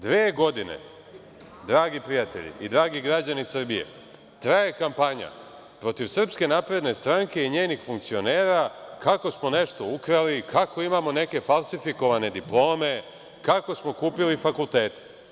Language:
Serbian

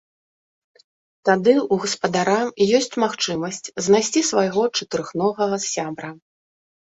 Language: Belarusian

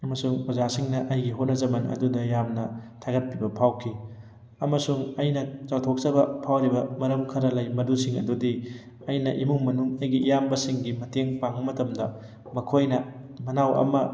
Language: Manipuri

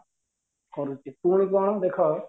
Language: Odia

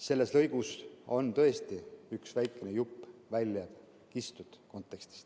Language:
Estonian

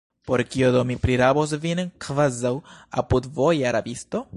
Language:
Esperanto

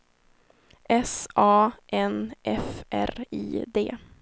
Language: Swedish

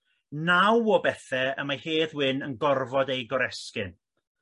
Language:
Welsh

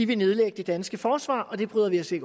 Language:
Danish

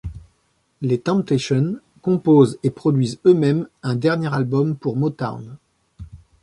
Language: French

